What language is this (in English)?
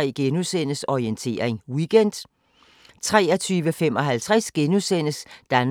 Danish